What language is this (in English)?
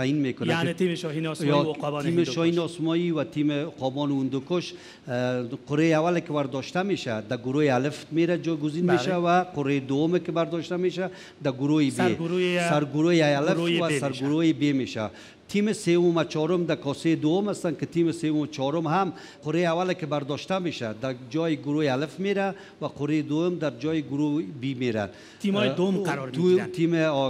Persian